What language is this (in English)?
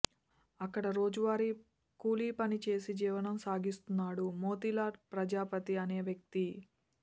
Telugu